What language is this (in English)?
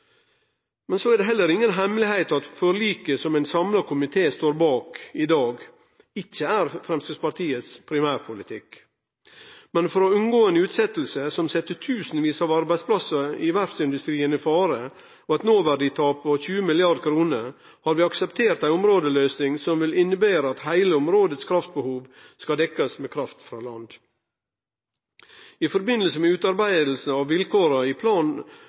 Norwegian Nynorsk